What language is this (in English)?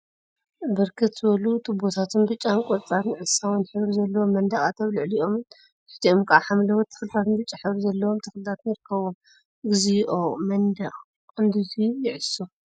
Tigrinya